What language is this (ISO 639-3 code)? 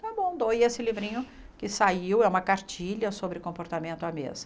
por